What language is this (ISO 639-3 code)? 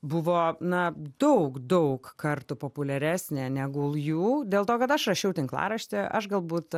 lit